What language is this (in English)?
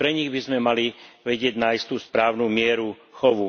Slovak